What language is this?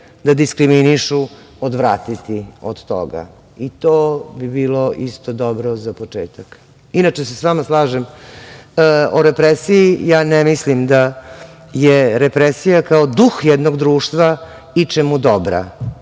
Serbian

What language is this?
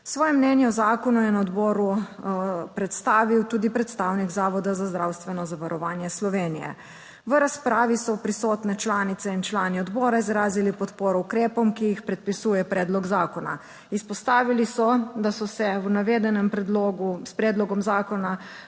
Slovenian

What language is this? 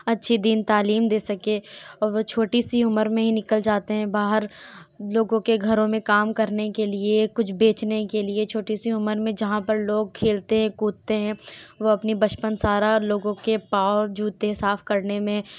Urdu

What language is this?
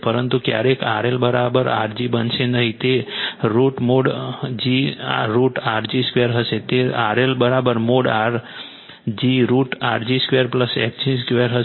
Gujarati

